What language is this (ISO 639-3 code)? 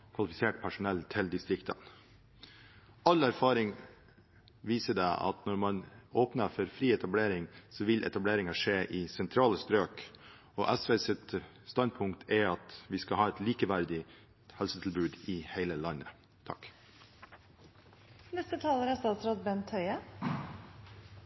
nob